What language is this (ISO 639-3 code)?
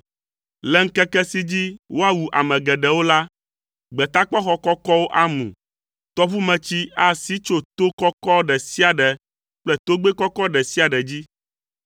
ewe